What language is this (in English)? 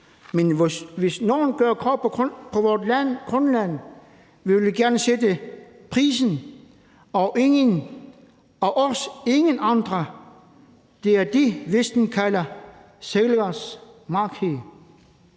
Danish